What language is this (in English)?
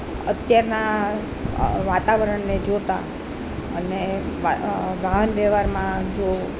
Gujarati